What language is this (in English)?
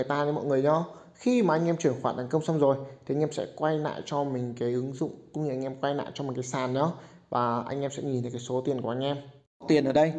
Vietnamese